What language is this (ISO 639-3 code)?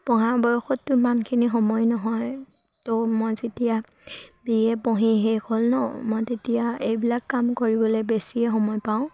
asm